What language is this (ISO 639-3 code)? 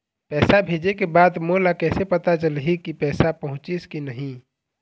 hne